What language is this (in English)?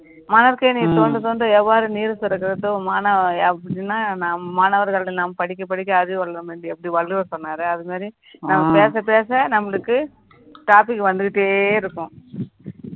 Tamil